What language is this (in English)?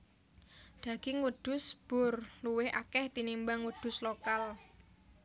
Javanese